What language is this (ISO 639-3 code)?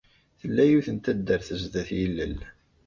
kab